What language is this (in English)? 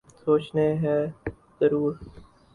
Urdu